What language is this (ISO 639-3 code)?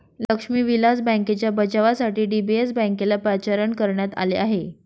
mar